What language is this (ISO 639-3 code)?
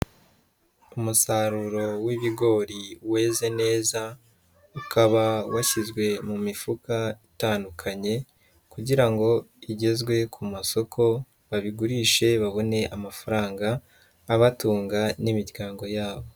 kin